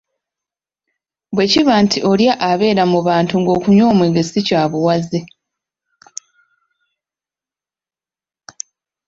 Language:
Ganda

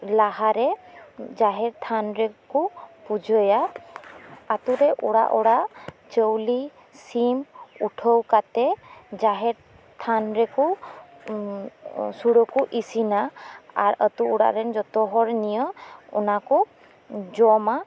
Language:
Santali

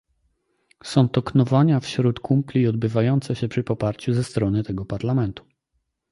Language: Polish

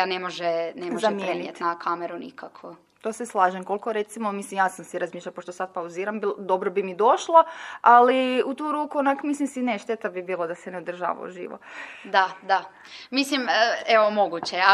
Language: Croatian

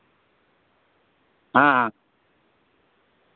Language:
Santali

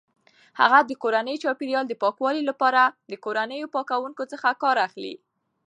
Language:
Pashto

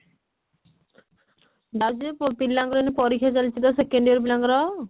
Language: Odia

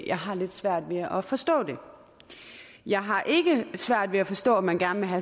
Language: Danish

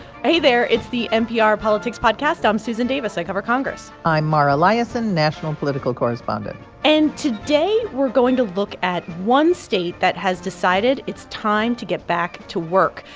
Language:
English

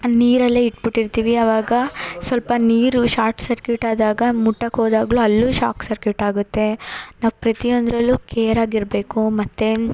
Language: Kannada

